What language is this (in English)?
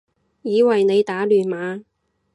Cantonese